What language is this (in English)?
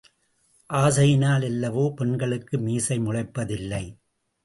Tamil